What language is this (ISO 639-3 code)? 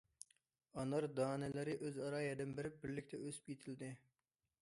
uig